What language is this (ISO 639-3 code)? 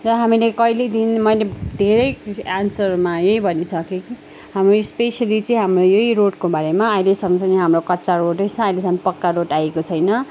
nep